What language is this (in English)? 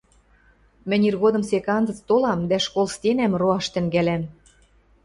Western Mari